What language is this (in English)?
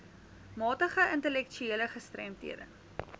Afrikaans